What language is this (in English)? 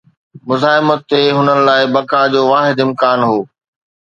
Sindhi